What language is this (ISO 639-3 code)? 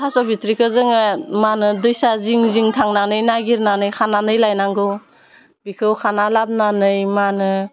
brx